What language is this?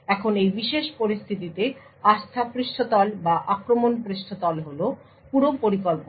Bangla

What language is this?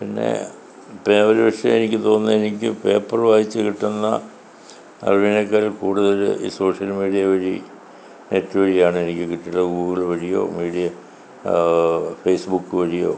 Malayalam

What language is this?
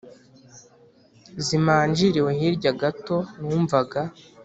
Kinyarwanda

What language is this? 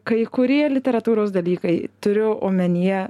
Lithuanian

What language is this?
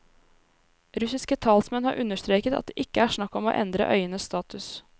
Norwegian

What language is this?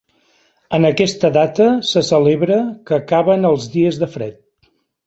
Catalan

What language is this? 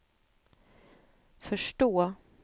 Swedish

